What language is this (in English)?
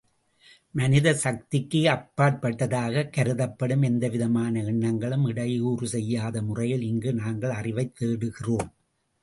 Tamil